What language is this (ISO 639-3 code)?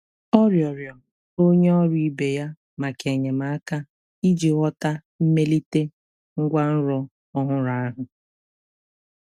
ibo